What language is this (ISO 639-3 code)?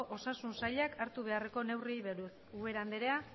eus